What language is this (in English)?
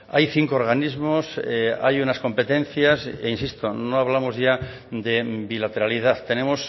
Spanish